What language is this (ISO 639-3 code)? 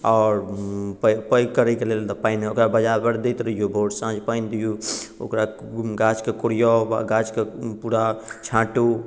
mai